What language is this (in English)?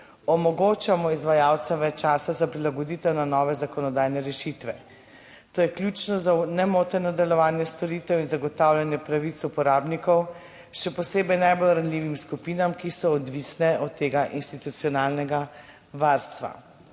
Slovenian